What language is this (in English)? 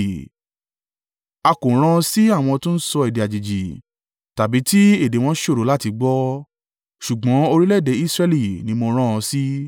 Yoruba